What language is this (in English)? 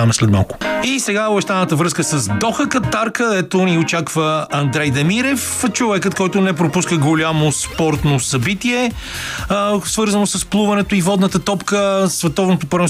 Bulgarian